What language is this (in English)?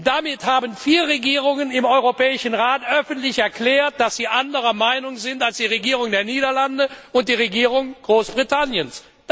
German